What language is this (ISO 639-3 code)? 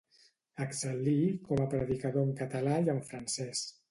cat